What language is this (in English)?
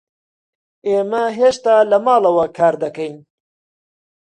Central Kurdish